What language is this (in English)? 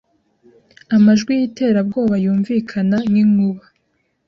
Kinyarwanda